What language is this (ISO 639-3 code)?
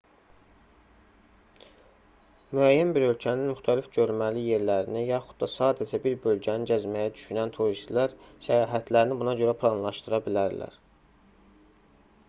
aze